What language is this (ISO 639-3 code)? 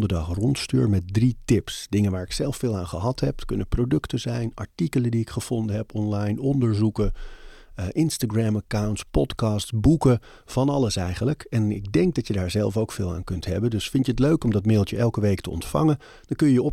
nld